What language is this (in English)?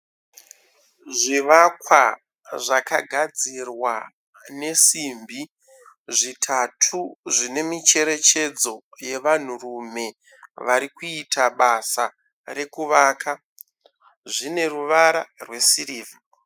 Shona